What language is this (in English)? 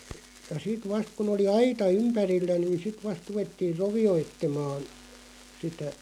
Finnish